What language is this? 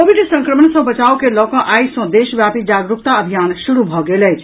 Maithili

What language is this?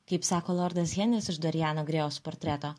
Lithuanian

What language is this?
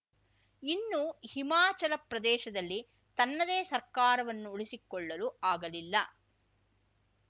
Kannada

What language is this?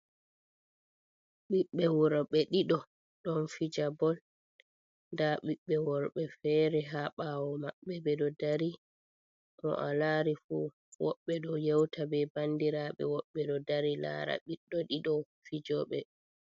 Fula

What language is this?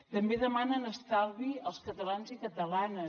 Catalan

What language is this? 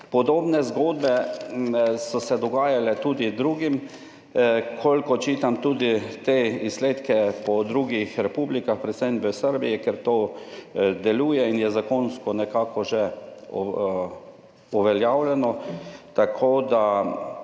Slovenian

